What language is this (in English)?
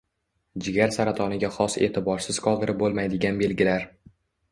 Uzbek